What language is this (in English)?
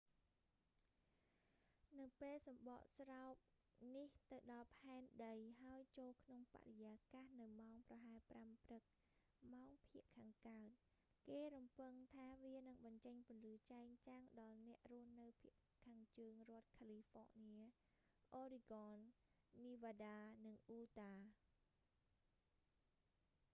Khmer